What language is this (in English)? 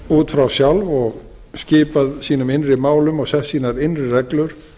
Icelandic